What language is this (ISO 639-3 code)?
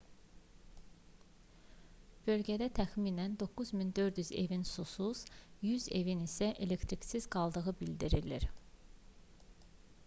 aze